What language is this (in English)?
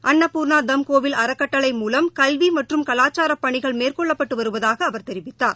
Tamil